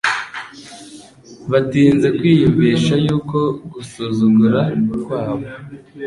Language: Kinyarwanda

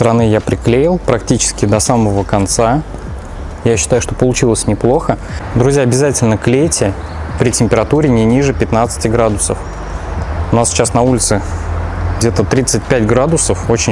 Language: Russian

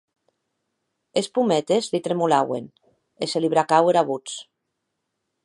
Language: Occitan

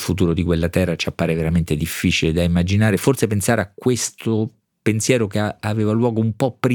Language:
Italian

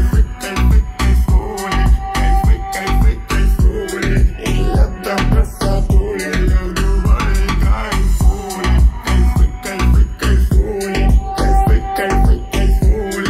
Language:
Polish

